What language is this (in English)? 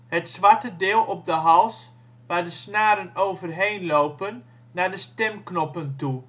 Dutch